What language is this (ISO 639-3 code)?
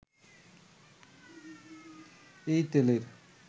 ben